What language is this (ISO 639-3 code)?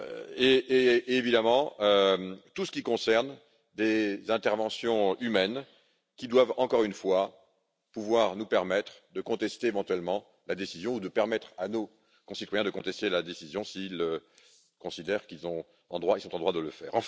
fra